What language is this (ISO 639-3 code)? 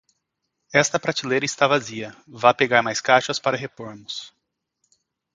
por